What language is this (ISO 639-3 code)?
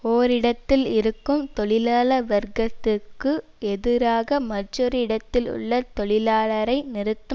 tam